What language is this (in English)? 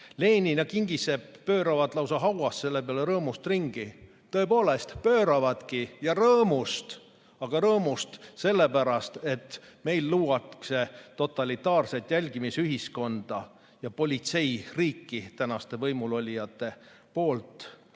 Estonian